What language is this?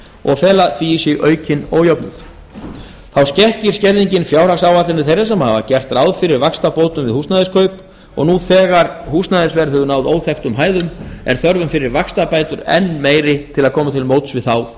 Icelandic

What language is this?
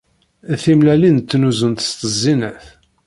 Kabyle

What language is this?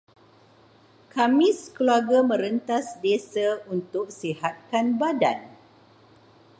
Malay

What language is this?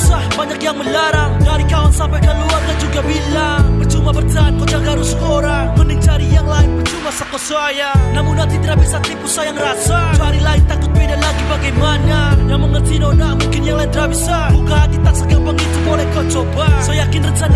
Indonesian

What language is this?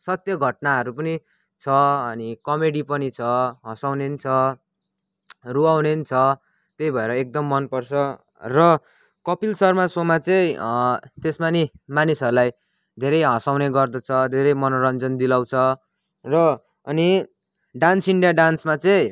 Nepali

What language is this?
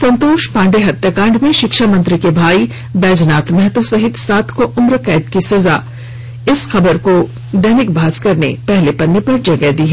Hindi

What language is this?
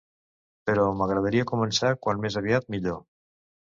Catalan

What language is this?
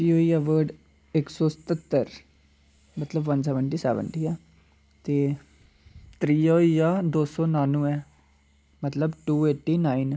Dogri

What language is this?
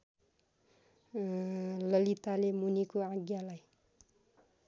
Nepali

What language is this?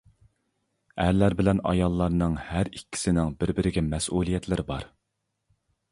Uyghur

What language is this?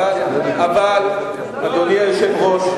Hebrew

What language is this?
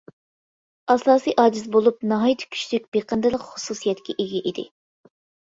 Uyghur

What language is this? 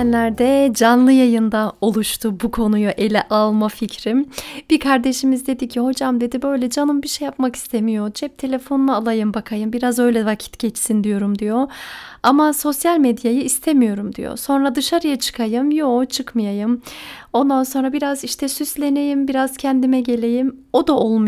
Turkish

